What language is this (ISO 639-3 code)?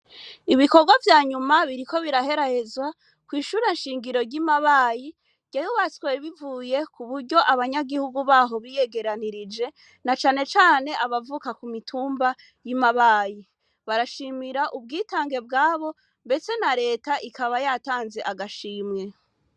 run